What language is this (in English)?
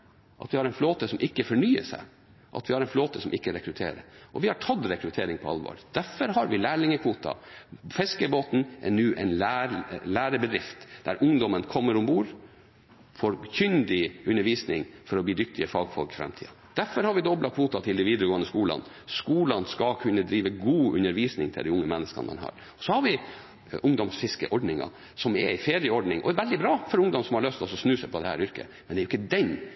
Norwegian Bokmål